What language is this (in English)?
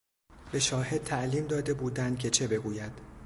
Persian